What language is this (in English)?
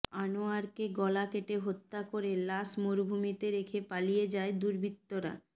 Bangla